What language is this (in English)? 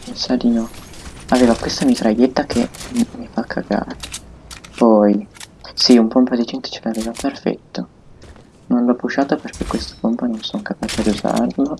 Italian